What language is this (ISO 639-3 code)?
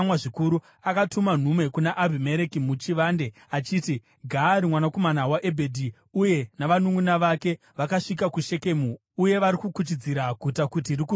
sna